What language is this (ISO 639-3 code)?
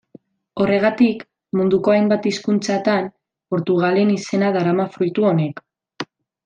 eus